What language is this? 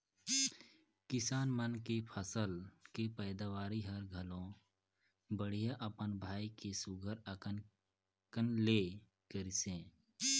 Chhattisgarhi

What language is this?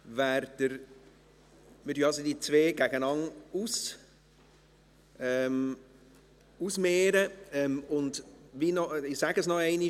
Swiss German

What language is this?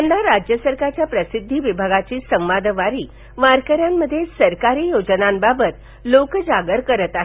Marathi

